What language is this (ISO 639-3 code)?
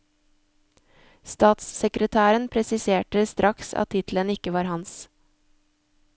nor